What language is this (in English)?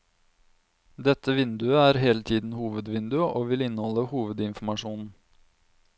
Norwegian